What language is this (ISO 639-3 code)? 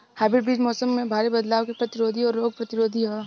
bho